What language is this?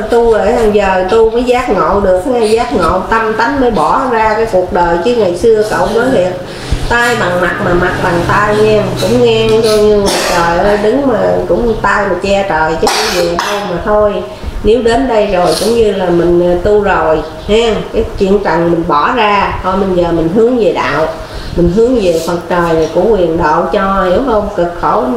Vietnamese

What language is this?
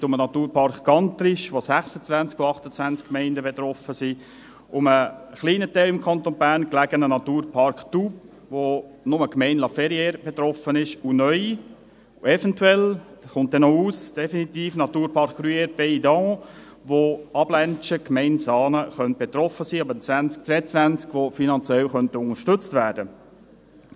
Swiss German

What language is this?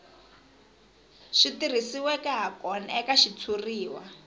Tsonga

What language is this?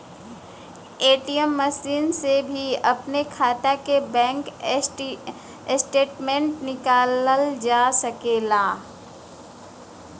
Bhojpuri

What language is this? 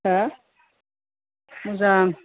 Bodo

